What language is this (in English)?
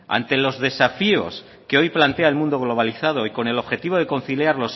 Spanish